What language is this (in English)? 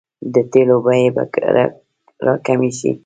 Pashto